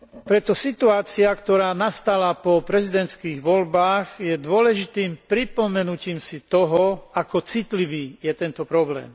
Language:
Slovak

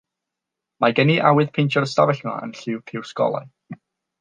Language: Welsh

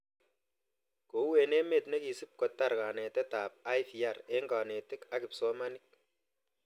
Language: Kalenjin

